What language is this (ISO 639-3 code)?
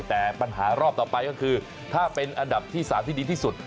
tha